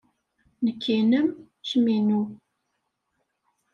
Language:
Kabyle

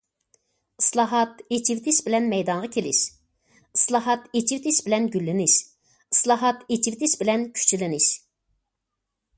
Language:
Uyghur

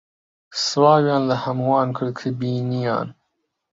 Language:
Central Kurdish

